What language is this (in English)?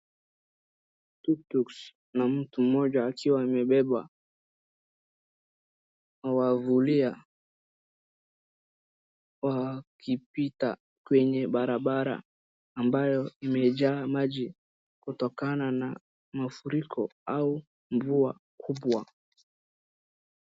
Swahili